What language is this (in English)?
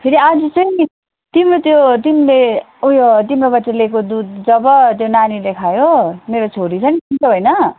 Nepali